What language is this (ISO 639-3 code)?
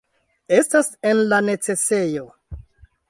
epo